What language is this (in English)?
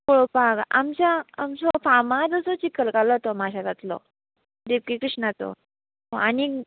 Konkani